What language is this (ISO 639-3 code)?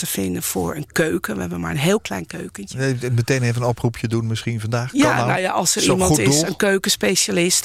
nld